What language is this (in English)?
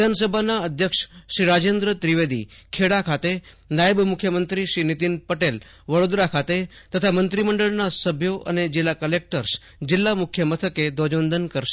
Gujarati